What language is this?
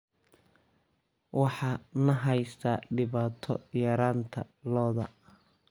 Somali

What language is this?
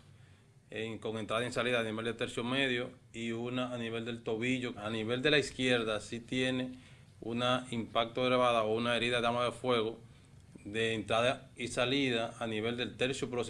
Spanish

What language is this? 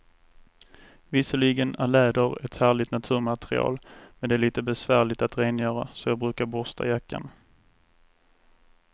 Swedish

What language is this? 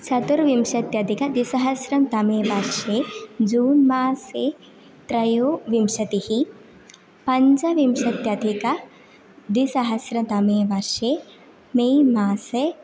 Sanskrit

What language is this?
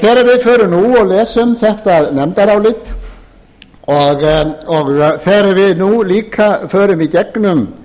Icelandic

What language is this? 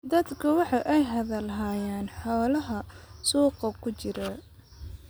Somali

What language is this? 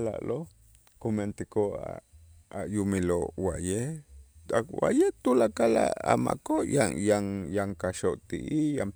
Itzá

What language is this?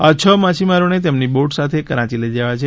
Gujarati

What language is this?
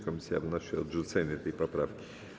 Polish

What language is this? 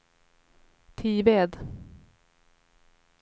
Swedish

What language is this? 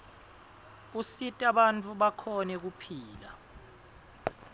Swati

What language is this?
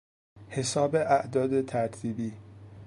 Persian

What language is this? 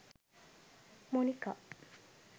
Sinhala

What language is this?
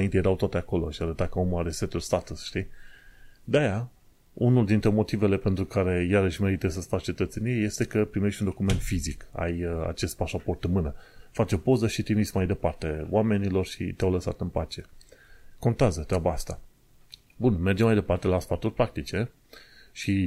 Romanian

